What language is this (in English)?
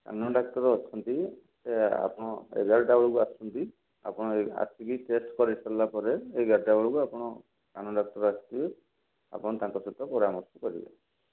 Odia